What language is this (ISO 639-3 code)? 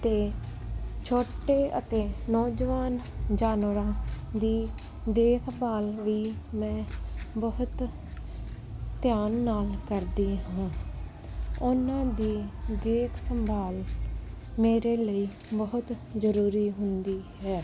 pan